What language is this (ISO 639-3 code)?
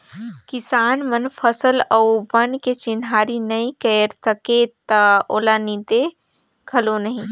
hne